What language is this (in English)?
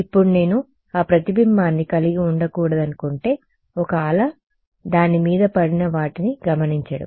Telugu